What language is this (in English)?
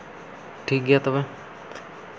Santali